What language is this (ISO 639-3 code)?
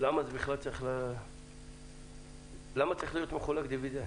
heb